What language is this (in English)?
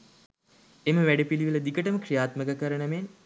Sinhala